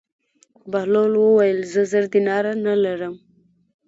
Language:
Pashto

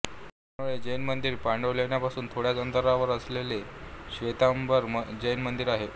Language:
Marathi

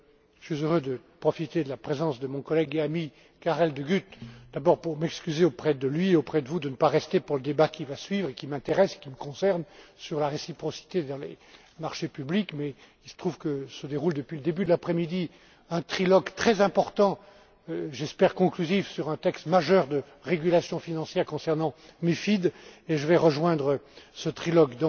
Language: French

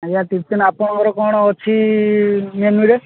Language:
Odia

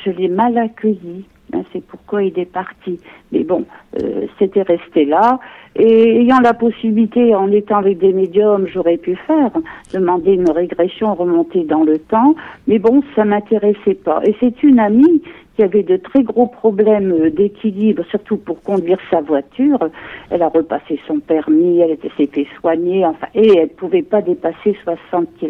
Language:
French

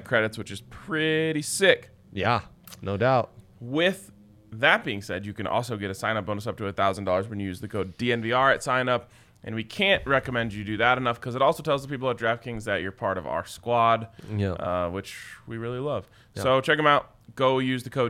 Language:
English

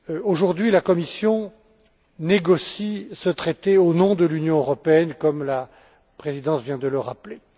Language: French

